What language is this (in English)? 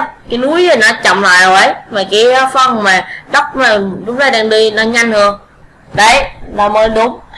Vietnamese